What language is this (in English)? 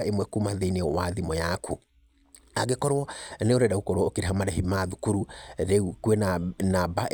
Kikuyu